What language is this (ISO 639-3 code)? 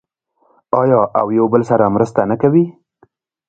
pus